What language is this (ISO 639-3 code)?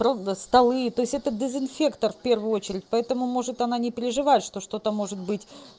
rus